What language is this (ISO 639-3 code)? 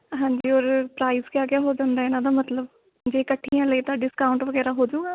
pan